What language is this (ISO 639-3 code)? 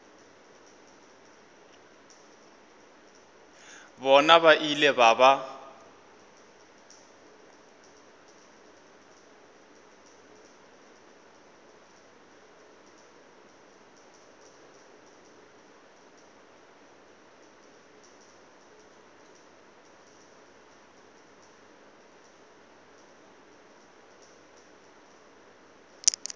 nso